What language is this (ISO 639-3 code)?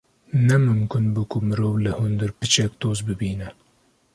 kur